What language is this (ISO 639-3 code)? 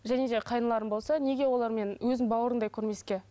kaz